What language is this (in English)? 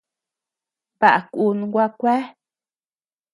Tepeuxila Cuicatec